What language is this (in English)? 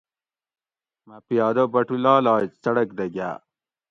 Gawri